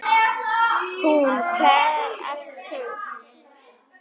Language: Icelandic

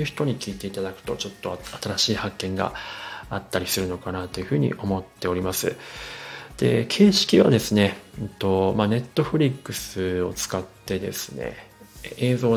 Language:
Japanese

